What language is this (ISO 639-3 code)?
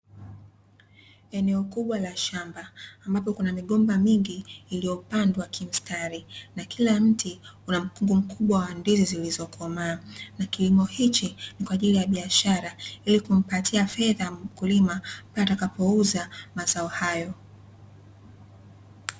swa